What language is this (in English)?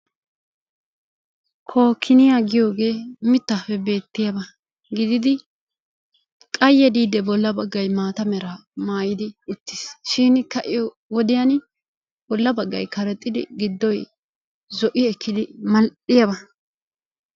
Wolaytta